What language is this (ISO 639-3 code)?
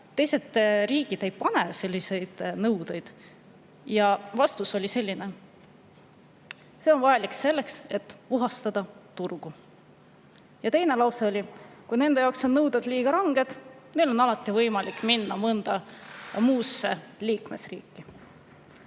est